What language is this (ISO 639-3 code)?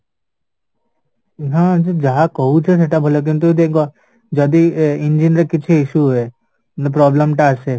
ori